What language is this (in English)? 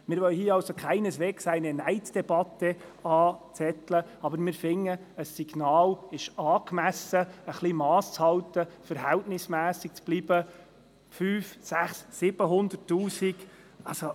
Swiss German